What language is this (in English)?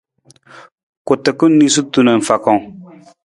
Nawdm